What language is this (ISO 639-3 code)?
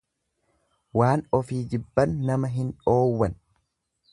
orm